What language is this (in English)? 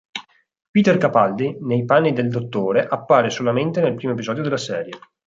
Italian